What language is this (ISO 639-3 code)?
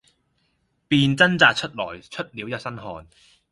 yue